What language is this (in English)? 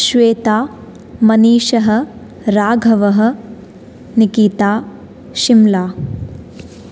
Sanskrit